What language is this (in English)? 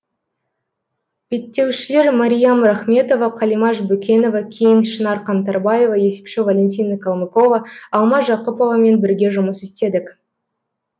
Kazakh